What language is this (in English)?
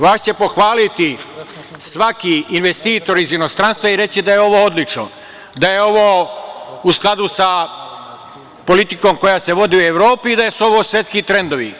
Serbian